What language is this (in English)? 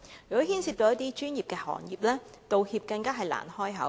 Cantonese